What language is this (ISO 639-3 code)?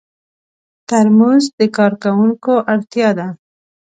pus